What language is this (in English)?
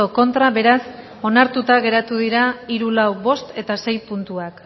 Basque